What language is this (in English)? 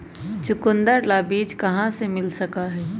Magahi